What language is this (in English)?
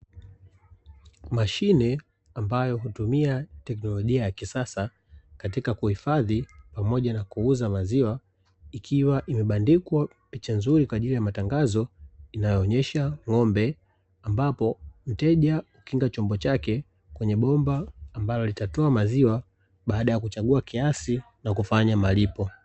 Swahili